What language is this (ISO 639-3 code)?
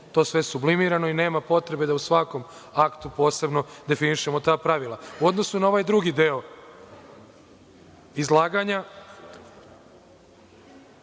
srp